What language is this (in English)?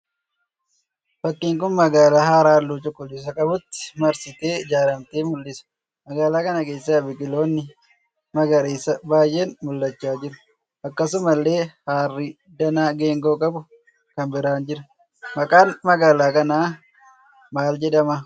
Oromo